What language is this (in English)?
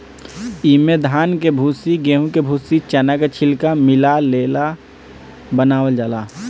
Bhojpuri